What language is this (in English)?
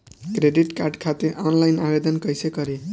Bhojpuri